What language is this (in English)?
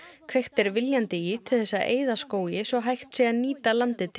Icelandic